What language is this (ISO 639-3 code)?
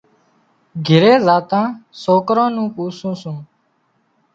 kxp